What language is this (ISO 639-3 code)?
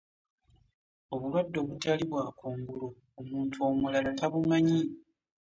lug